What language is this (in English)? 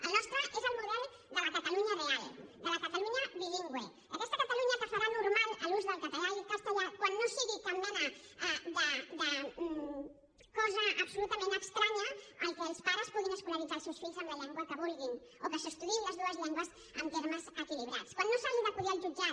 Catalan